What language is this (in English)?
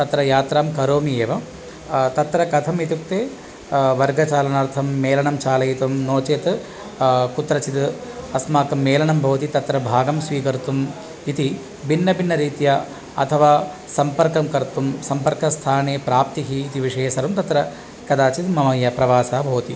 Sanskrit